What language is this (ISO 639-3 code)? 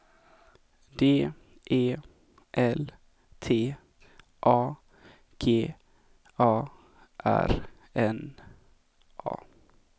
swe